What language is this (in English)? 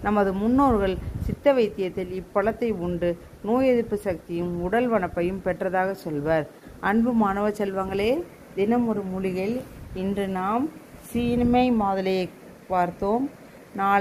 Tamil